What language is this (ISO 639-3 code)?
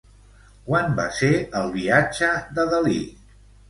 cat